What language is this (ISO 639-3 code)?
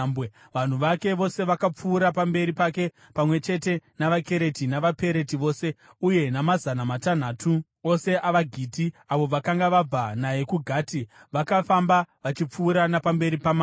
sna